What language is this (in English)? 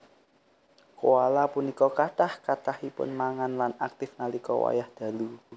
Javanese